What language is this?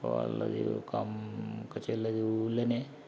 Telugu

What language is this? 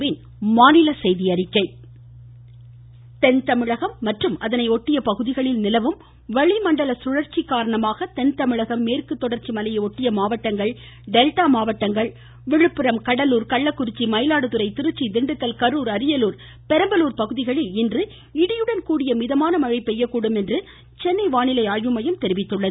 Tamil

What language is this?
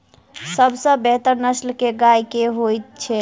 Maithili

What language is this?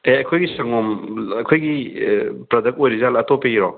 Manipuri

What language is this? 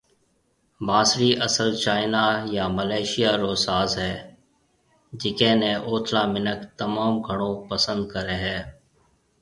Marwari (Pakistan)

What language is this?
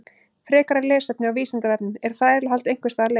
Icelandic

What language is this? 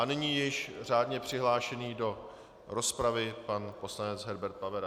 Czech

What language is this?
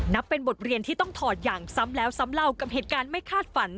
Thai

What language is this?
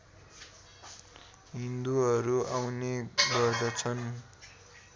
Nepali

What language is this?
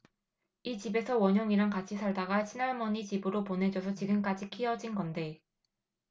Korean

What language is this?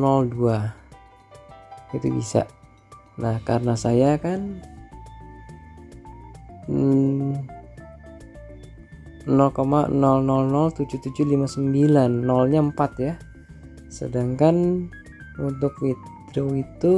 Indonesian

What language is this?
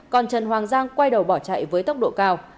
Vietnamese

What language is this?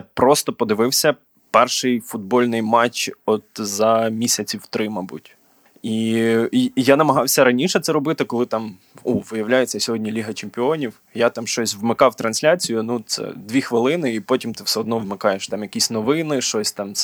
Ukrainian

